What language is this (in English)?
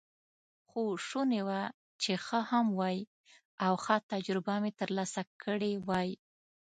Pashto